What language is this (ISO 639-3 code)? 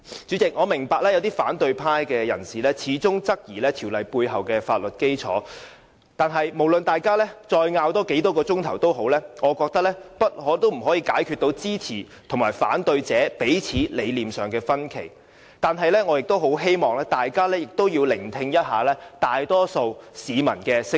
yue